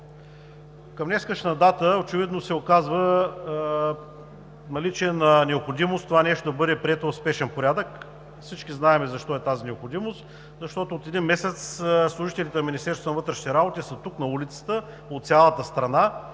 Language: Bulgarian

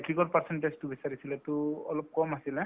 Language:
Assamese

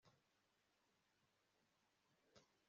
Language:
Kinyarwanda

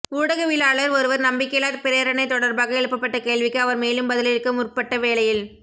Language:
Tamil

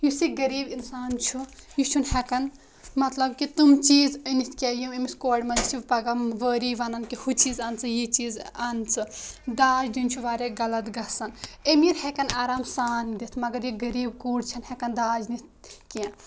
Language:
Kashmiri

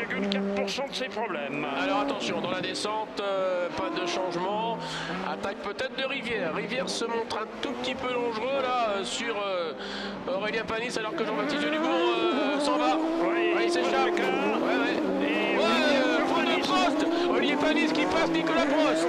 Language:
French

